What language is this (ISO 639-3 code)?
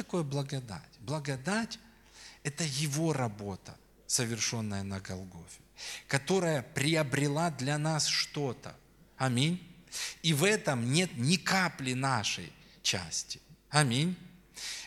rus